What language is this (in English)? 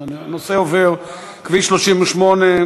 Hebrew